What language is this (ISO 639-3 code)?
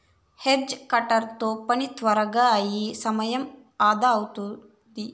tel